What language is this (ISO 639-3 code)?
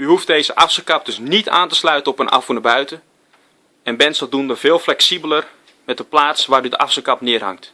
nld